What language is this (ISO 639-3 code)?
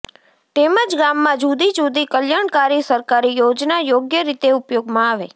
guj